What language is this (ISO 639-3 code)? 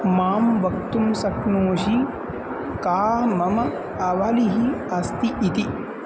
san